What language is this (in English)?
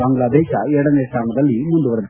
Kannada